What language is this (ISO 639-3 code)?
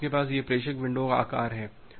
hin